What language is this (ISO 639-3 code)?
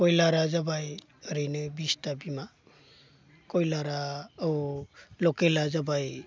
brx